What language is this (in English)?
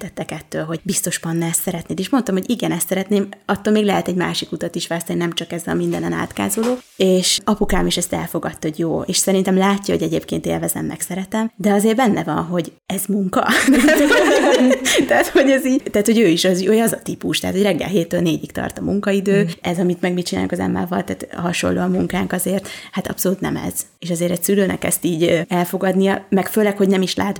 Hungarian